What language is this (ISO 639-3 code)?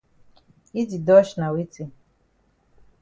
wes